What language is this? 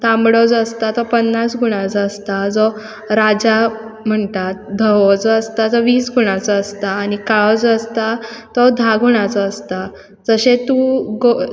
Konkani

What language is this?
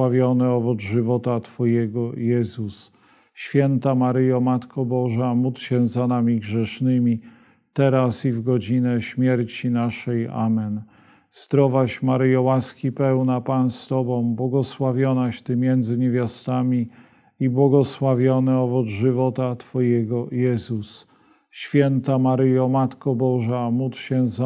Polish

